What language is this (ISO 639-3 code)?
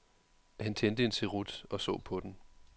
dan